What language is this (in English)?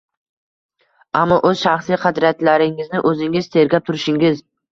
Uzbek